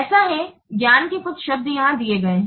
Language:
Hindi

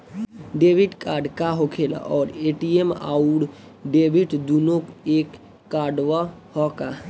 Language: Bhojpuri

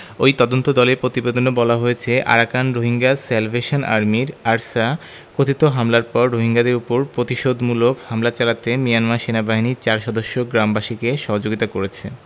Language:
Bangla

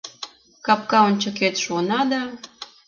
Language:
Mari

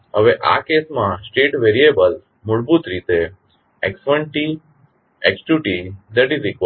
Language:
Gujarati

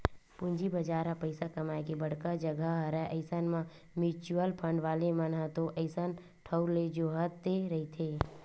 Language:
Chhattisgarhi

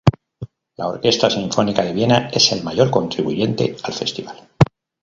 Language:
Spanish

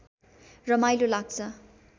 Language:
Nepali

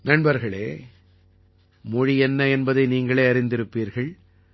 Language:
Tamil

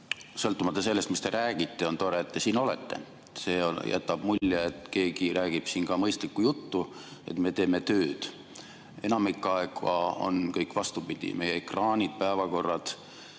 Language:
Estonian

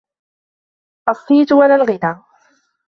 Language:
Arabic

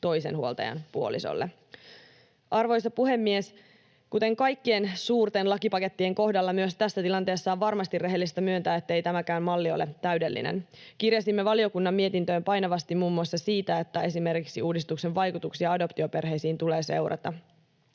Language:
Finnish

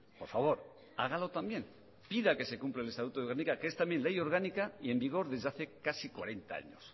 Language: Spanish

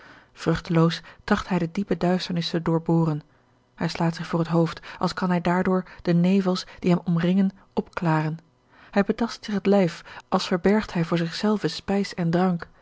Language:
Dutch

